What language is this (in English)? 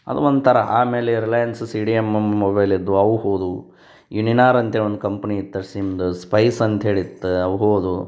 Kannada